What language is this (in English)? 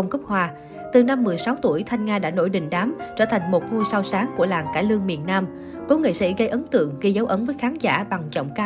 Vietnamese